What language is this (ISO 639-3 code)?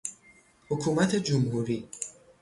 fas